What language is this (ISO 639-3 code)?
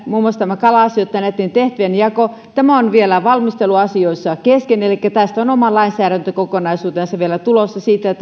fin